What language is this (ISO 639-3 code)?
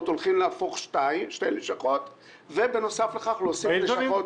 heb